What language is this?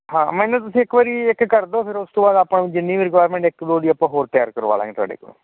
Punjabi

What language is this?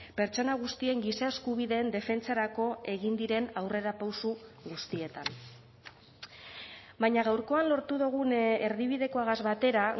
Basque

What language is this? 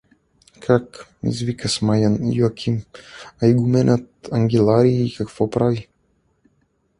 Bulgarian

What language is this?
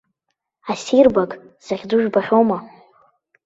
Abkhazian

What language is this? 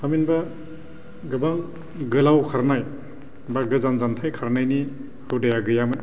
Bodo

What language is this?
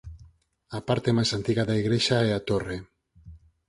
Galician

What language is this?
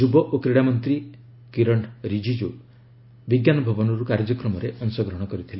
Odia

